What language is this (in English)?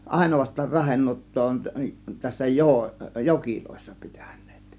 Finnish